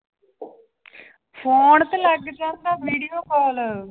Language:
Punjabi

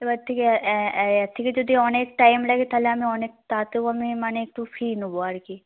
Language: Bangla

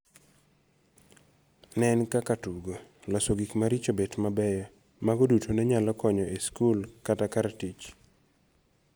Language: Luo (Kenya and Tanzania)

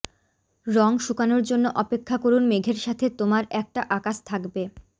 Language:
Bangla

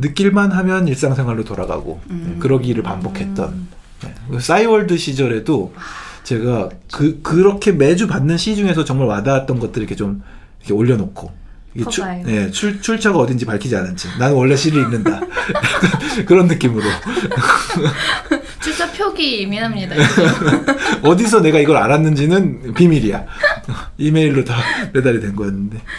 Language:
Korean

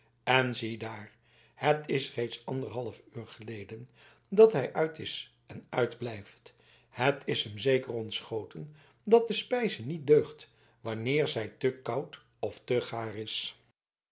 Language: Dutch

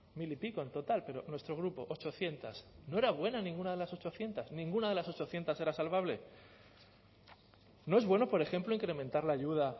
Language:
Spanish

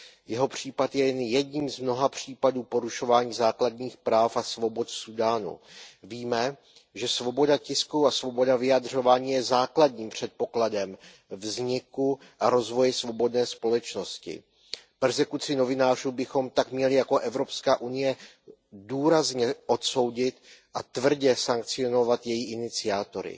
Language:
Czech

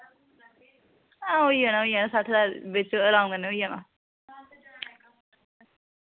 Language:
Dogri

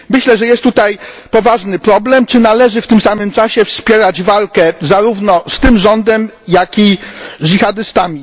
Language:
Polish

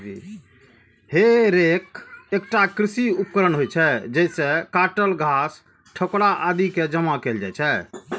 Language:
Maithili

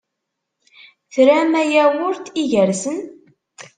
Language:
Kabyle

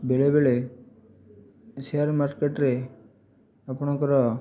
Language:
Odia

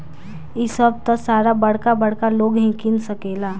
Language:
Bhojpuri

